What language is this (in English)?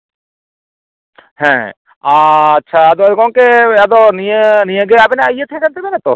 Santali